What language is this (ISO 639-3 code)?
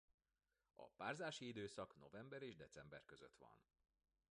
hun